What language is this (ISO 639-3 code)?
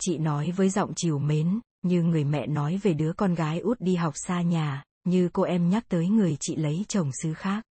vie